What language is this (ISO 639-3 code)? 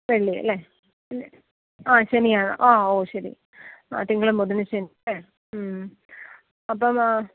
mal